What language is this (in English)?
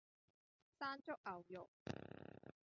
Cantonese